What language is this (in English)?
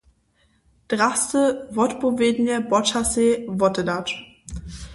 Upper Sorbian